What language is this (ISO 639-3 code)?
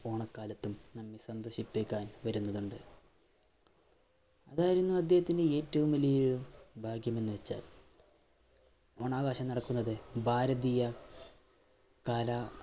mal